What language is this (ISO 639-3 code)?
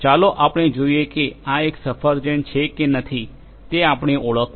guj